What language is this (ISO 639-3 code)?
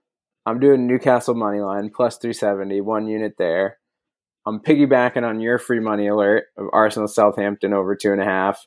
eng